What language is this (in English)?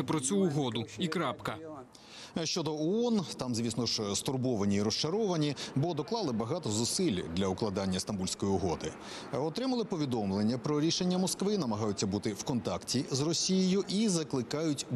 Ukrainian